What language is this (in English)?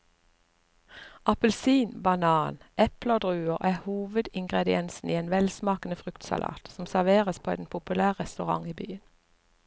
Norwegian